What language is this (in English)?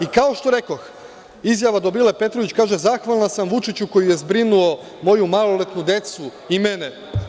Serbian